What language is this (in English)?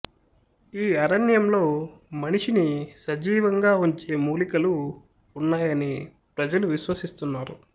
Telugu